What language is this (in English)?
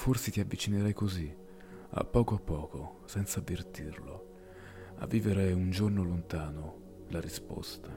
Italian